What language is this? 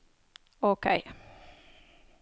Norwegian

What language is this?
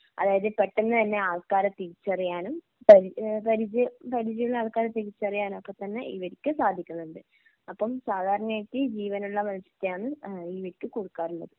Malayalam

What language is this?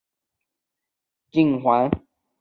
Chinese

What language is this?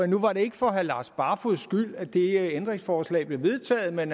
Danish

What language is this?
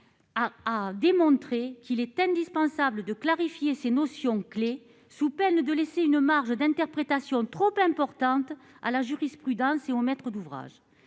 French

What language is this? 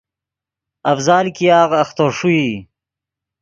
Yidgha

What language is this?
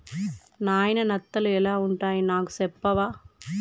Telugu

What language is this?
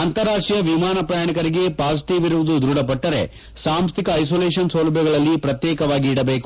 Kannada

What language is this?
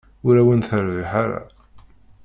Kabyle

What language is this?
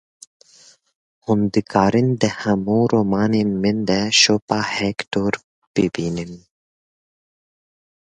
Kurdish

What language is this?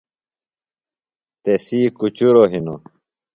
Phalura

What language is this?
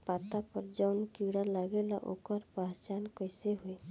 Bhojpuri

